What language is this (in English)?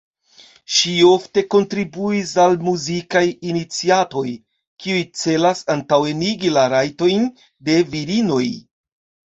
Esperanto